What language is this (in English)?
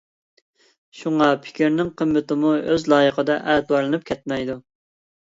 Uyghur